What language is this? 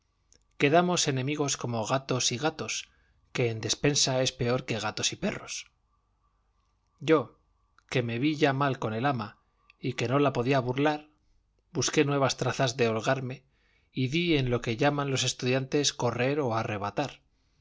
Spanish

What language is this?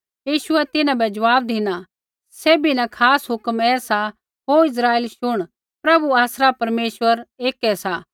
Kullu Pahari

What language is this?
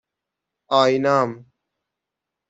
Persian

